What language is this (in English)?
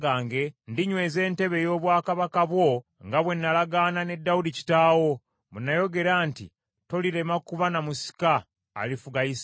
Ganda